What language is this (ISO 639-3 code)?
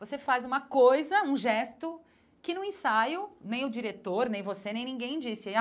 por